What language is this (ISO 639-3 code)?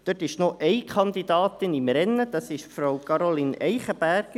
gsw